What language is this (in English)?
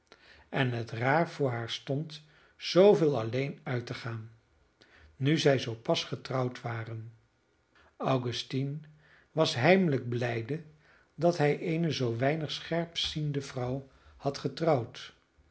Dutch